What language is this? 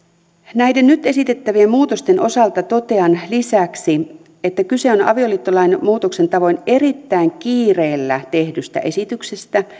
Finnish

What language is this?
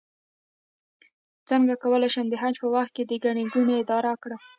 Pashto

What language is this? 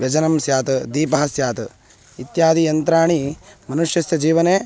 Sanskrit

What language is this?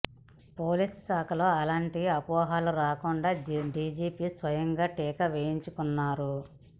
Telugu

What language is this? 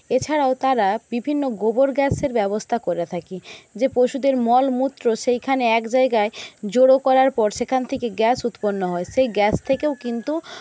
Bangla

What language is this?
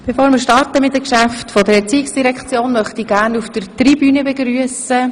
Swiss German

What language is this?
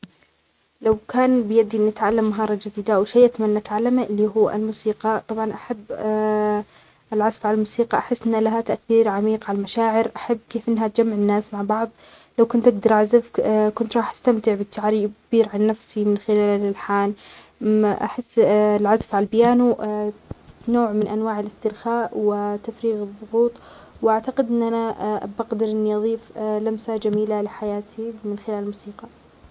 Omani Arabic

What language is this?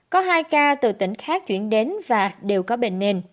Vietnamese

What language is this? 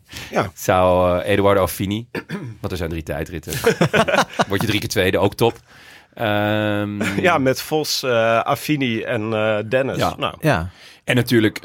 Dutch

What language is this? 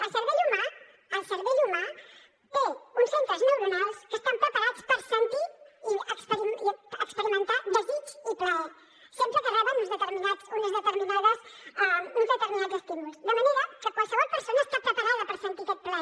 Catalan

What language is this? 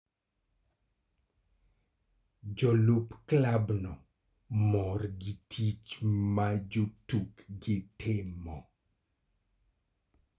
Luo (Kenya and Tanzania)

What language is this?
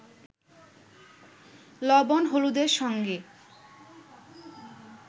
Bangla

